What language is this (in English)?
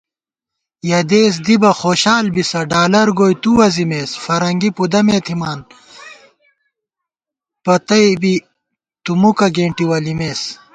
Gawar-Bati